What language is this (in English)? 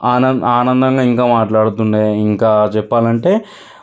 Telugu